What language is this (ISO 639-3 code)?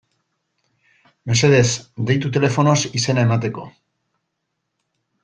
eus